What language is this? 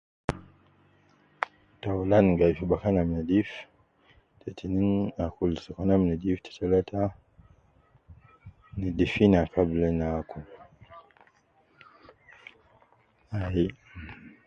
Nubi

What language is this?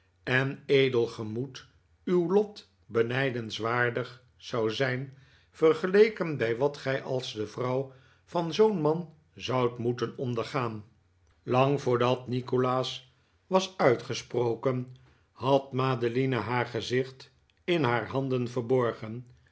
Dutch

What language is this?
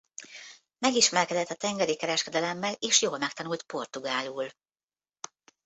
Hungarian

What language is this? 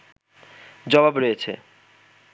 Bangla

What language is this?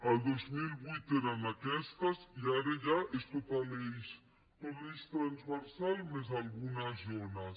Catalan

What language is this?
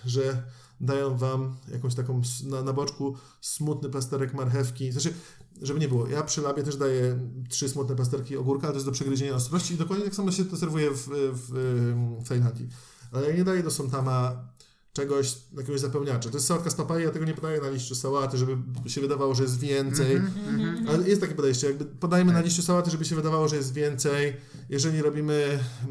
Polish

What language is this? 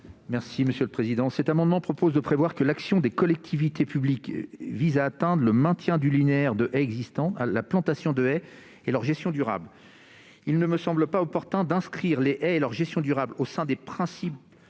French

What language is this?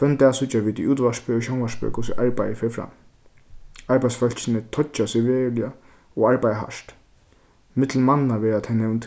Faroese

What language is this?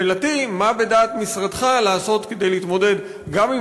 Hebrew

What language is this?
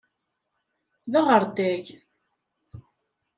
Kabyle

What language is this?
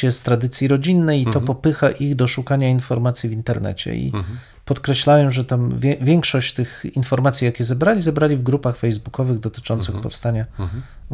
Polish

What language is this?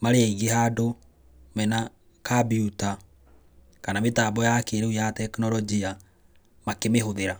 Kikuyu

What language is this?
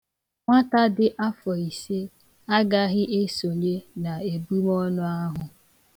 Igbo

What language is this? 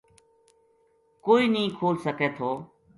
Gujari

